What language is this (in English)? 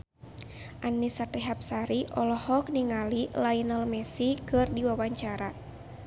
Sundanese